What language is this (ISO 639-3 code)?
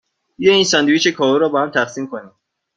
fas